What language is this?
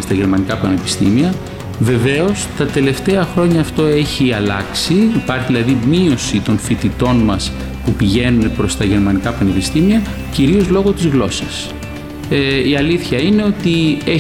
Greek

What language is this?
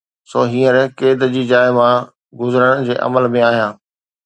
Sindhi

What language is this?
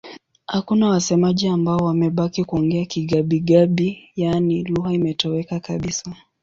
Swahili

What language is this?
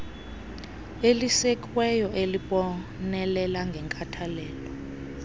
Xhosa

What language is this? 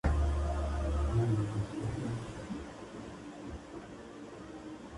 Spanish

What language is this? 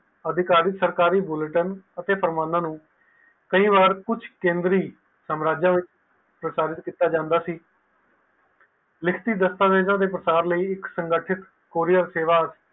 Punjabi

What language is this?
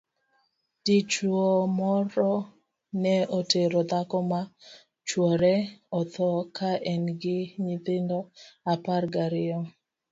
Luo (Kenya and Tanzania)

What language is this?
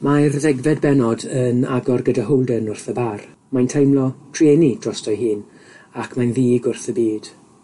Welsh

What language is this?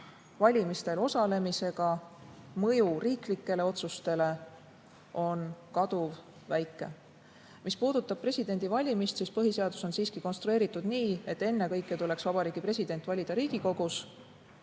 Estonian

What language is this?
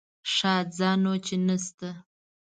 Pashto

